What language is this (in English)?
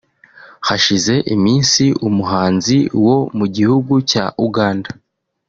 Kinyarwanda